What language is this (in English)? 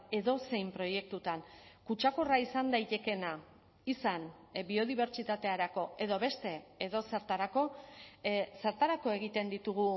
Basque